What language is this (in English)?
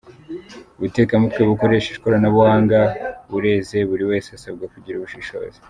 Kinyarwanda